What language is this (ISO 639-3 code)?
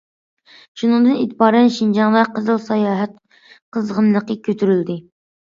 uig